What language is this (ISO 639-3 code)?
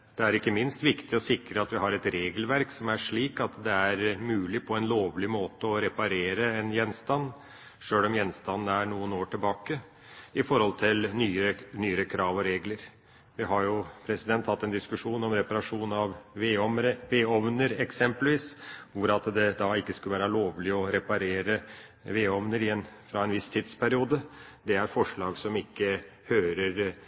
nob